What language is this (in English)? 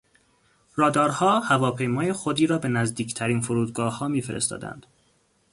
Persian